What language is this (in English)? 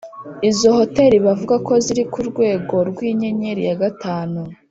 Kinyarwanda